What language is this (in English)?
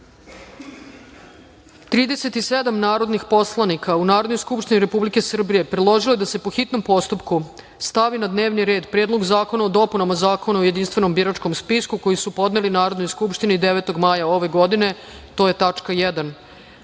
Serbian